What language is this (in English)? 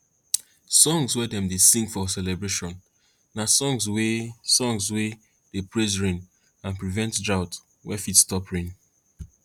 Nigerian Pidgin